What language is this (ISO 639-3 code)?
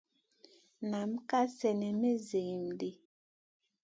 mcn